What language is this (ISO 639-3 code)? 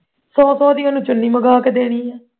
pan